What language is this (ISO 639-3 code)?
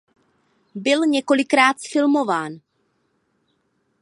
ces